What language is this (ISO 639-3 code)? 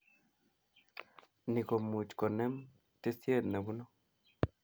kln